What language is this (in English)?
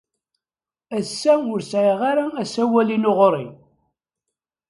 Kabyle